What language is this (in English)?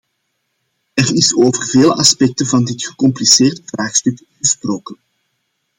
Dutch